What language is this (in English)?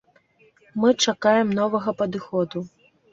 Belarusian